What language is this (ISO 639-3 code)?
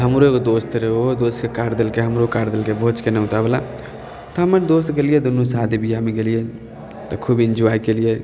mai